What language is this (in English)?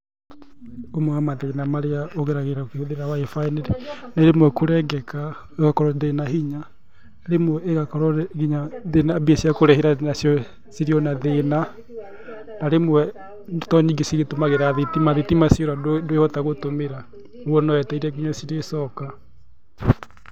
Kikuyu